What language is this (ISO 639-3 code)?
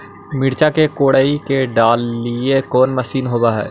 mag